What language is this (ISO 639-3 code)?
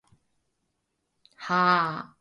jpn